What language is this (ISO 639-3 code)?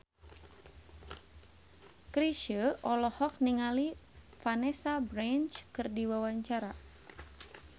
sun